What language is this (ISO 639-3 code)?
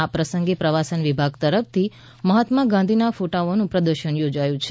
guj